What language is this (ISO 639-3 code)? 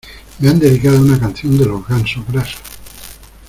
spa